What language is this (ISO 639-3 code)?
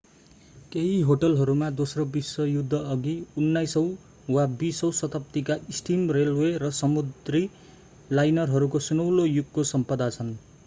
nep